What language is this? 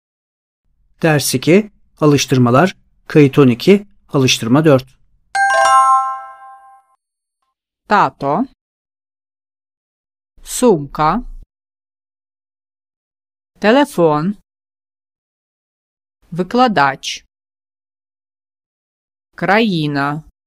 Ukrainian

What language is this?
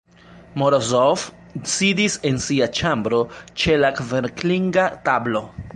Esperanto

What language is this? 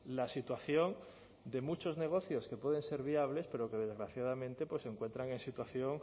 Spanish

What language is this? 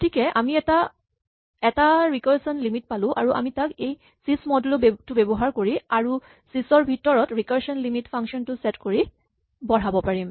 Assamese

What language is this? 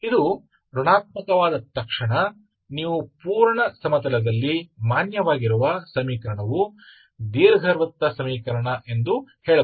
Kannada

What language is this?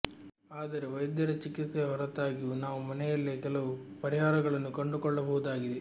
Kannada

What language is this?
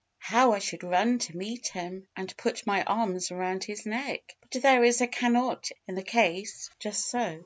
English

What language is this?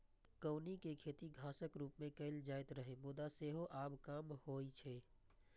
Maithili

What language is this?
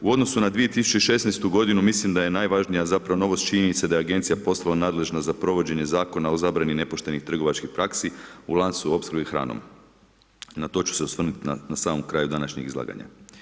Croatian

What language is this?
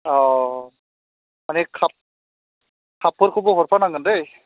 Bodo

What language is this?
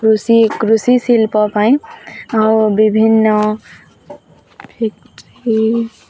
Odia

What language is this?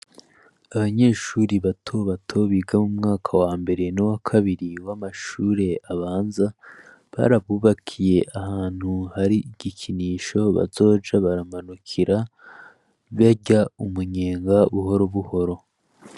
Rundi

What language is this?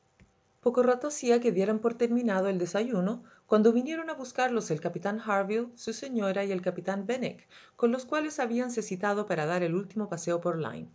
Spanish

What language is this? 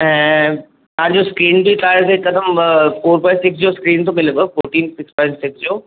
Sindhi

